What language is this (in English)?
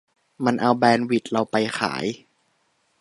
Thai